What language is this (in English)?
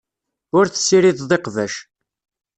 Kabyle